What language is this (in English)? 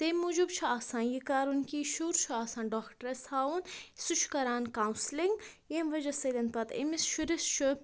Kashmiri